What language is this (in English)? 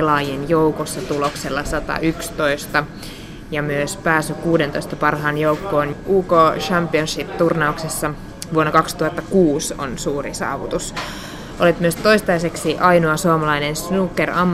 Finnish